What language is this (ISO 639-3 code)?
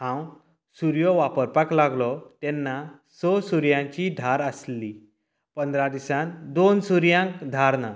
kok